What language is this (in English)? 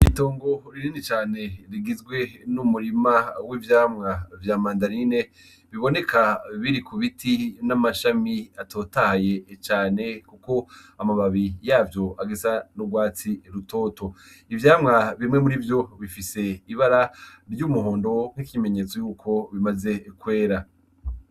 Rundi